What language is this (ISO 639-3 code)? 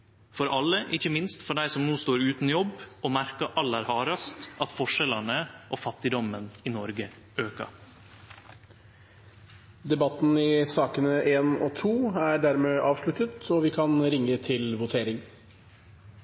nor